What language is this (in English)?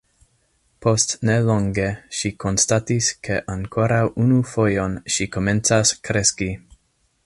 Esperanto